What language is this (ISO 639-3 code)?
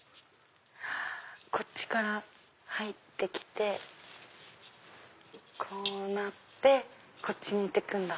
jpn